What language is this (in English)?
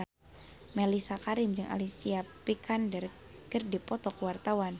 Sundanese